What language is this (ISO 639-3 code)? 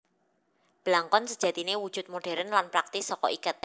jav